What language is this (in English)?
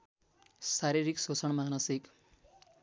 Nepali